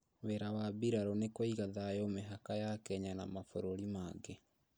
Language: Kikuyu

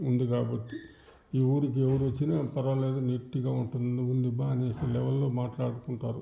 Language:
Telugu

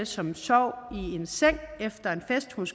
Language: Danish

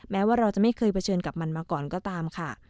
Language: Thai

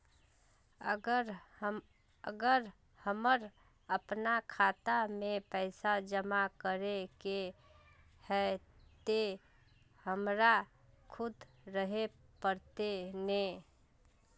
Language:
Magahi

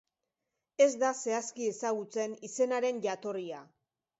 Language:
Basque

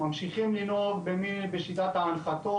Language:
Hebrew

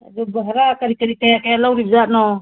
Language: Manipuri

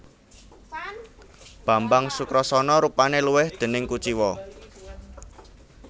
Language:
Javanese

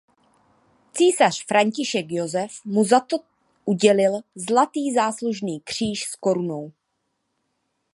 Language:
Czech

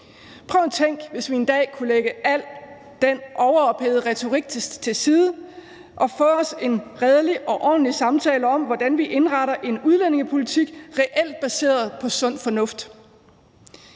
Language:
Danish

